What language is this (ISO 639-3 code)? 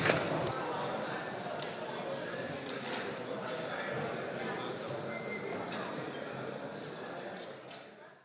slv